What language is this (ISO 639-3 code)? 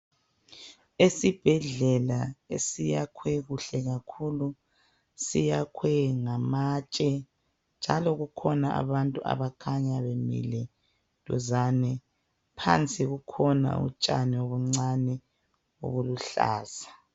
nde